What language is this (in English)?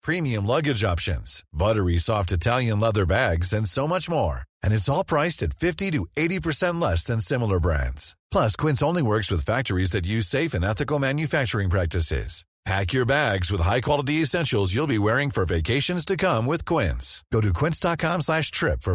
Swedish